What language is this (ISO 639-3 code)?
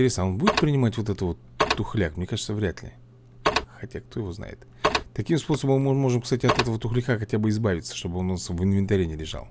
rus